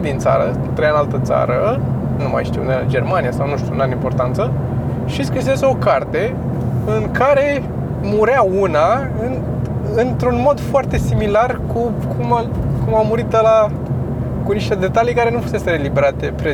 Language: Romanian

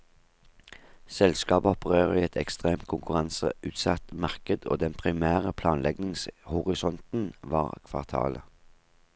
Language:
Norwegian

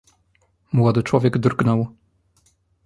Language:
Polish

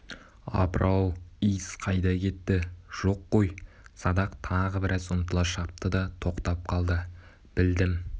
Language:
Kazakh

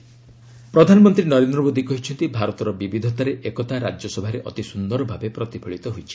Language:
Odia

